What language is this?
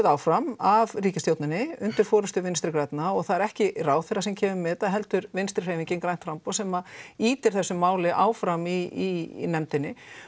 Icelandic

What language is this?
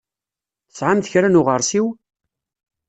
Kabyle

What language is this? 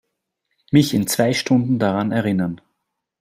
German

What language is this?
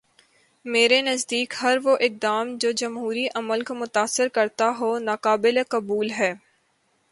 Urdu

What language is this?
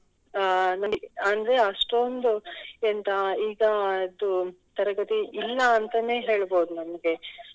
Kannada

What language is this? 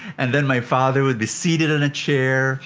English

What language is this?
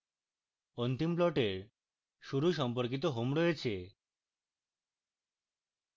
Bangla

